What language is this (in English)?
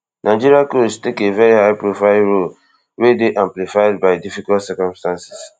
Nigerian Pidgin